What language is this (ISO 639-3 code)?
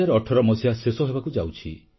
ori